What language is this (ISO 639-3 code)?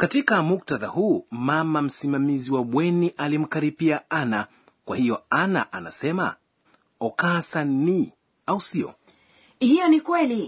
swa